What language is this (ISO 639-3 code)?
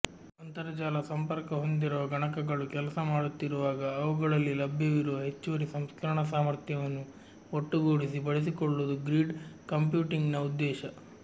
kan